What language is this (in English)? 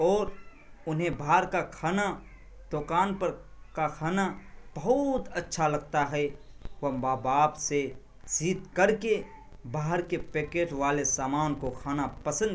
Urdu